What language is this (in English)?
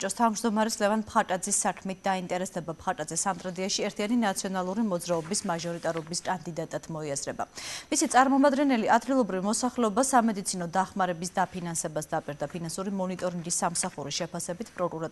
Romanian